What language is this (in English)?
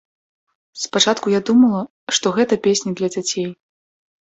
Belarusian